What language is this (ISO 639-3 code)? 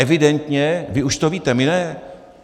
ces